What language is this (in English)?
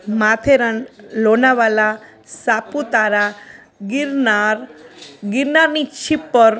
Gujarati